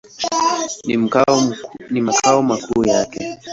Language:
Swahili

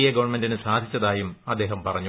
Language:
Malayalam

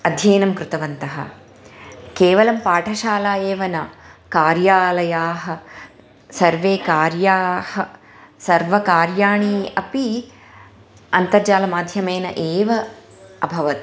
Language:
Sanskrit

